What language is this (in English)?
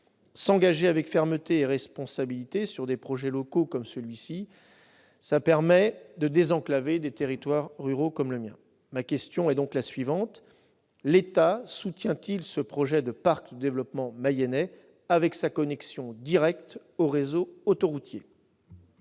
French